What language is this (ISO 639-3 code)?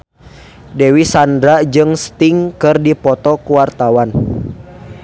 sun